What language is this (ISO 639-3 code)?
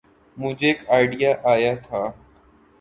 urd